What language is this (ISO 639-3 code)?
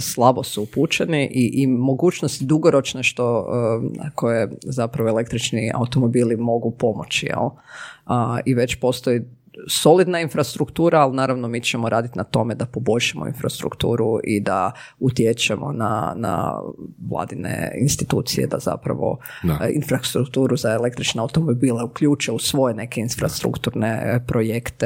hrv